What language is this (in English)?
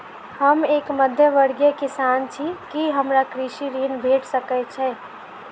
Maithili